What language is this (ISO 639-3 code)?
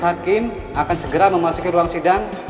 ind